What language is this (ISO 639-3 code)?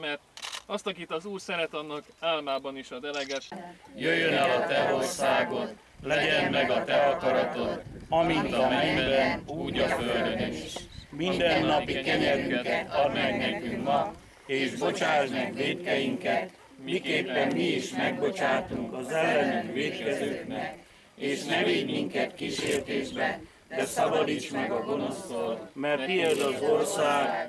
hun